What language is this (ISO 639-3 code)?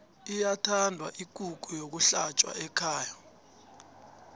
nbl